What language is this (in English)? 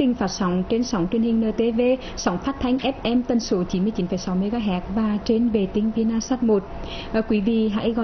Vietnamese